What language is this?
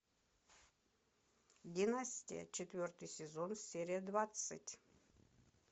Russian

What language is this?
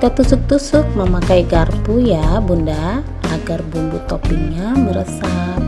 Indonesian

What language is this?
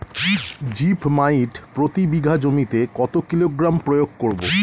Bangla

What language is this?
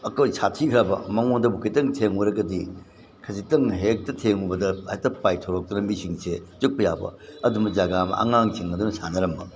Manipuri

